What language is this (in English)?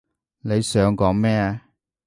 Cantonese